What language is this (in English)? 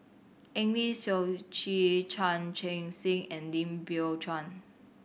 English